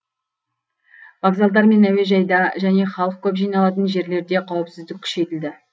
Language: Kazakh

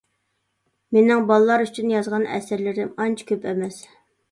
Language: Uyghur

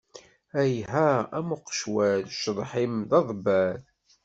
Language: Kabyle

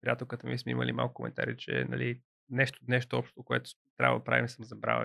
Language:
Bulgarian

